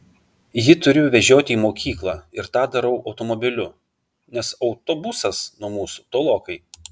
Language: Lithuanian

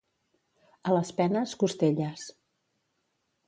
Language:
Catalan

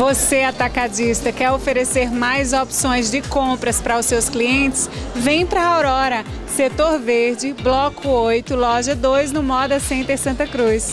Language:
Portuguese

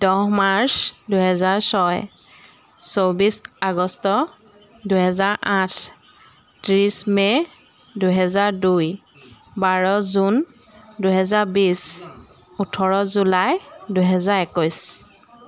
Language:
Assamese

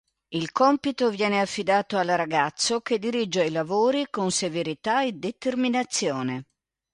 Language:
Italian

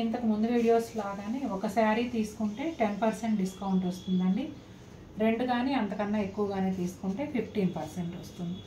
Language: Telugu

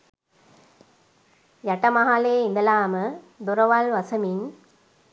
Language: Sinhala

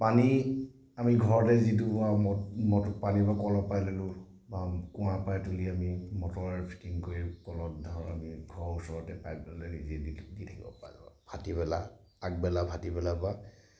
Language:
Assamese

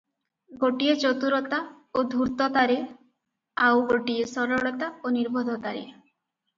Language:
Odia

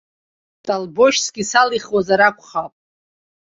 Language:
Abkhazian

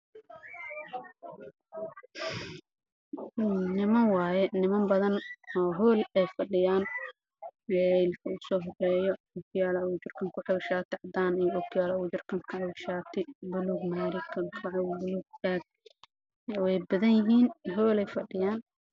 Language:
Somali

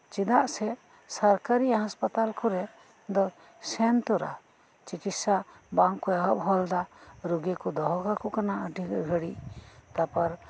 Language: Santali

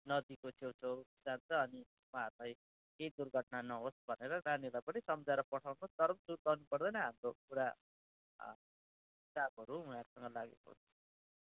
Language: Nepali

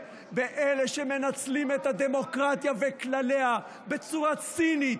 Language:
Hebrew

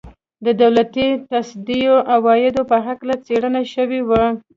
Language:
Pashto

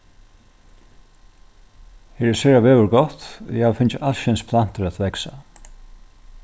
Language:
Faroese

